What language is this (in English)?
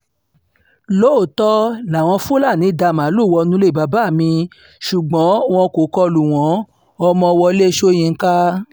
Yoruba